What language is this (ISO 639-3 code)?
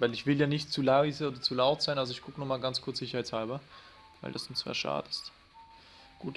deu